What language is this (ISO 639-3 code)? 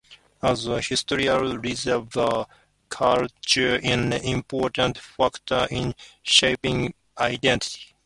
eng